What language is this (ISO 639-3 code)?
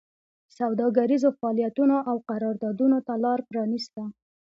pus